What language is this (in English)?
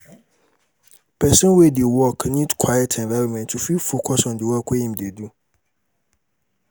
Nigerian Pidgin